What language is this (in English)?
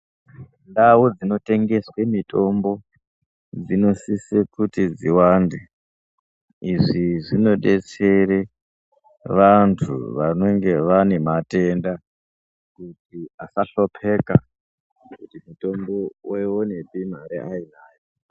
Ndau